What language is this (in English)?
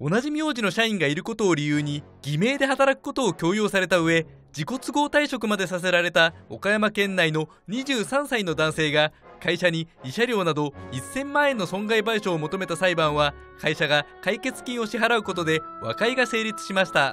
Japanese